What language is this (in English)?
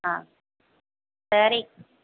Tamil